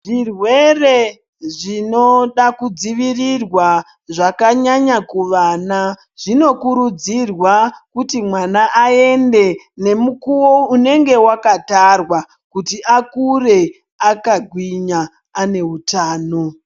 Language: Ndau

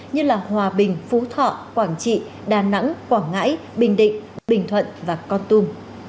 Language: Vietnamese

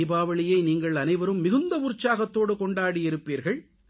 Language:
Tamil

